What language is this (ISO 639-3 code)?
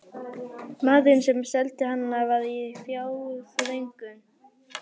isl